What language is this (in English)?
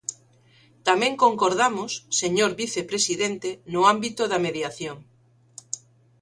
Galician